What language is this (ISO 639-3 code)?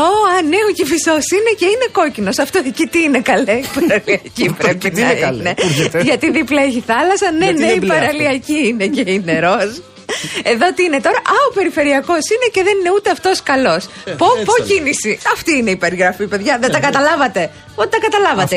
ell